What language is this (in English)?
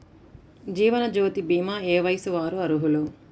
Telugu